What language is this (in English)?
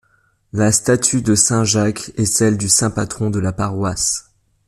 French